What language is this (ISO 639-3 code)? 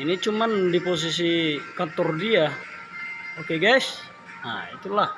ind